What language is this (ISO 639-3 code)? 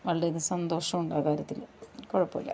mal